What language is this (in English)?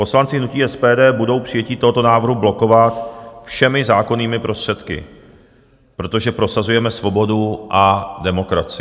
Czech